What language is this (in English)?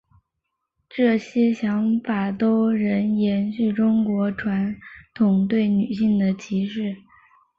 Chinese